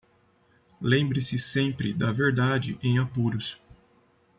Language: Portuguese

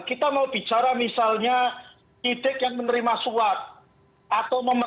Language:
Indonesian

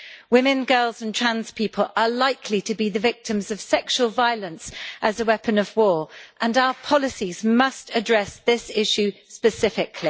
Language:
English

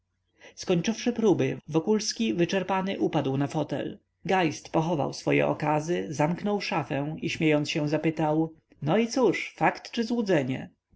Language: Polish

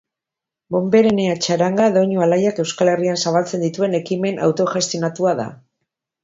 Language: Basque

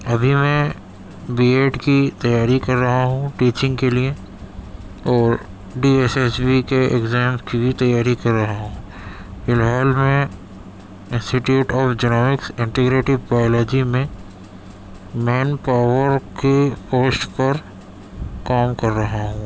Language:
Urdu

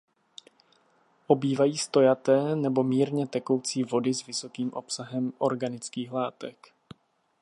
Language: Czech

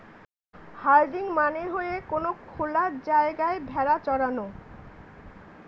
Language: Bangla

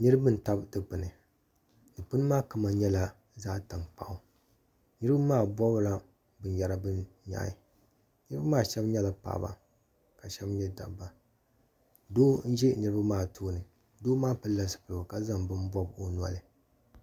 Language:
Dagbani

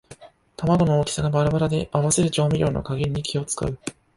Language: Japanese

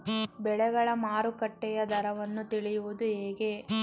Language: Kannada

